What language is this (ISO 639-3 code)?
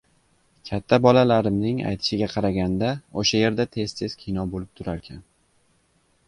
uzb